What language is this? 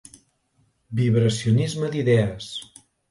Catalan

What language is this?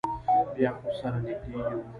Pashto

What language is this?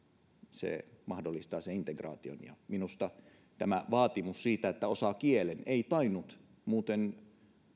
Finnish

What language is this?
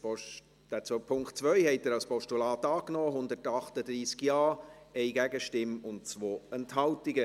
Swiss German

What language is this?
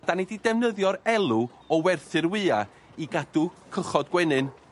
Welsh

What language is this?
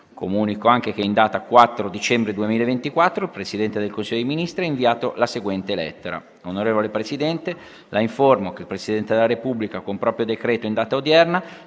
Italian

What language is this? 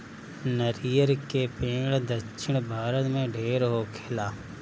Bhojpuri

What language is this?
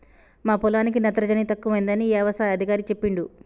Telugu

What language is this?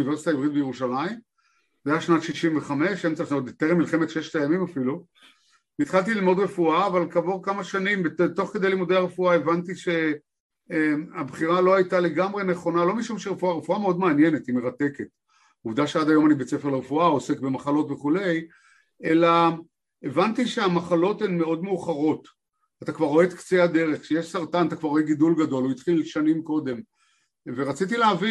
Hebrew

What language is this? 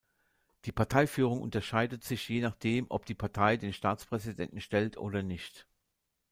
German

